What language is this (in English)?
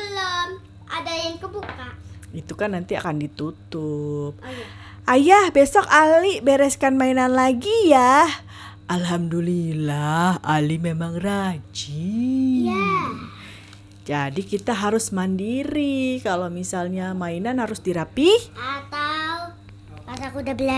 Indonesian